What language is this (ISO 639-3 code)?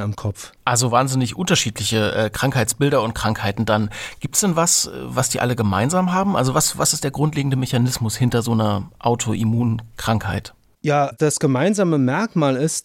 deu